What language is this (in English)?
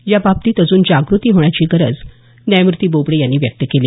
Marathi